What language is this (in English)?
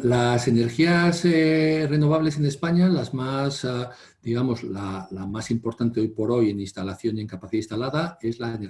Spanish